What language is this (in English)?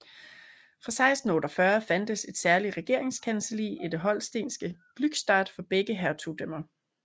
Danish